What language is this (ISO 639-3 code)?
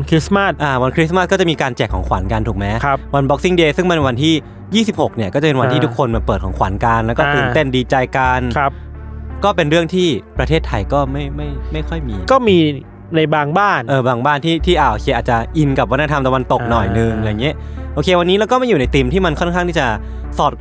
tha